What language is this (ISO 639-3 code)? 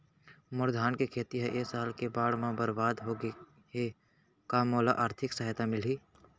hne